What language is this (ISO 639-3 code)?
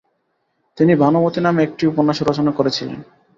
ben